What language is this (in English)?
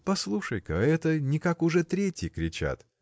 Russian